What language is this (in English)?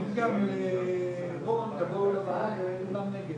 Hebrew